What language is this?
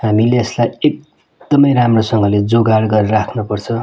Nepali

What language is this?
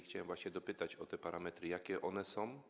Polish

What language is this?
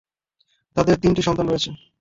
Bangla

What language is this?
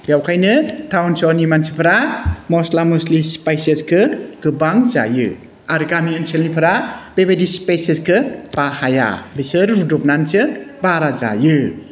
Bodo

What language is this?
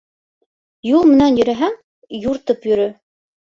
Bashkir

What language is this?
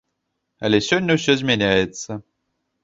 Belarusian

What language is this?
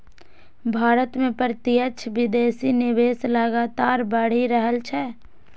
Maithili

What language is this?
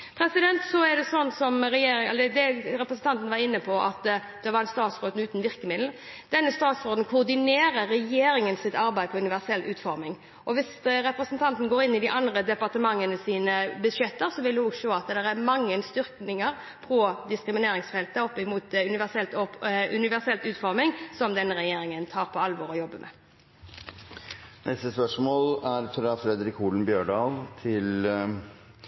Norwegian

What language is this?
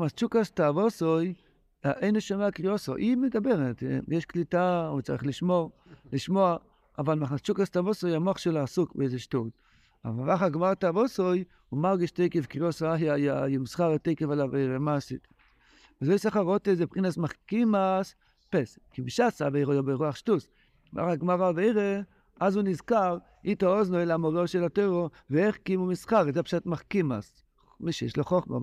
Hebrew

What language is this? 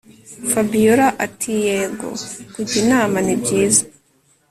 Kinyarwanda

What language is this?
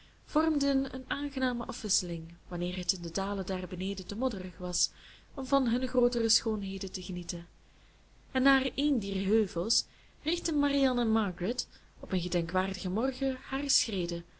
Dutch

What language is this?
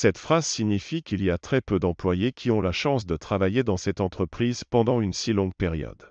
French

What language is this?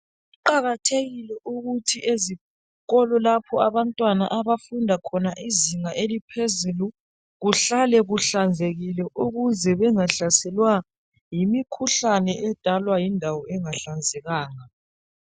North Ndebele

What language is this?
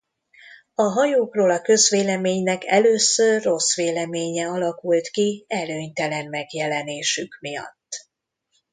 Hungarian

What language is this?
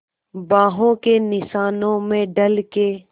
Hindi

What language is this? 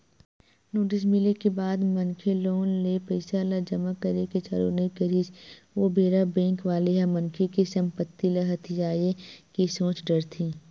Chhattisgarhi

